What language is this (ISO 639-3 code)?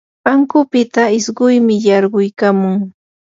qur